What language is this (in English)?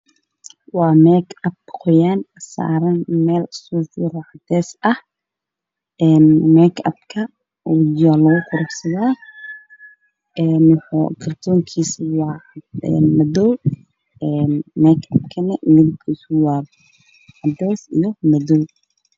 Somali